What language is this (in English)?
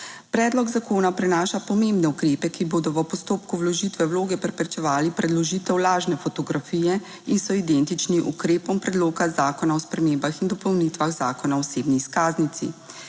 Slovenian